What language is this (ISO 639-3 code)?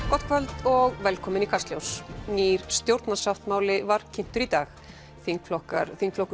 isl